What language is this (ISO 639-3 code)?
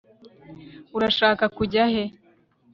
kin